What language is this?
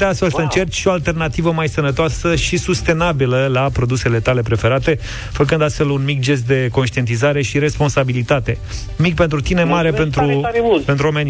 Romanian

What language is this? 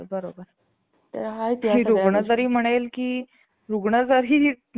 Marathi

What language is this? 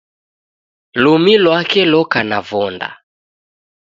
Taita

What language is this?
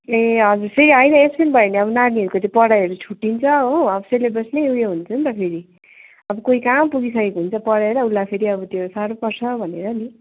Nepali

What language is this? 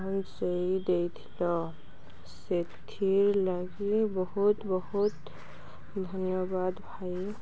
Odia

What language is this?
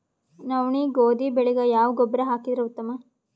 Kannada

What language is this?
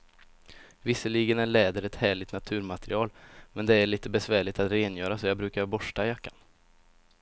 Swedish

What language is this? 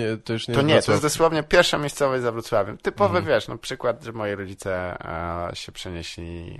Polish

